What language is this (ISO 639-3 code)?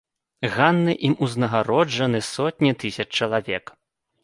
bel